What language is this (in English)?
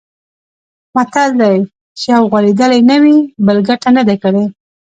Pashto